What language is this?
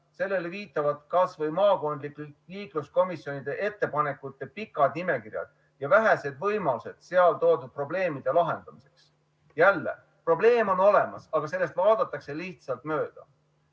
Estonian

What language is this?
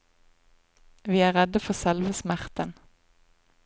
Norwegian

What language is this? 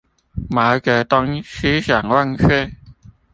Chinese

